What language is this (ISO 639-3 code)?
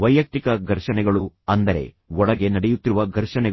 kan